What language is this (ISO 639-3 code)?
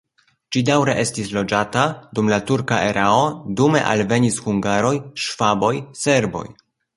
epo